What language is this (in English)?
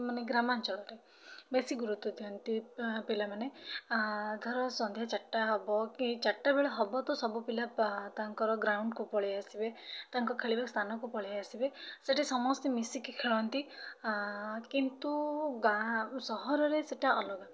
Odia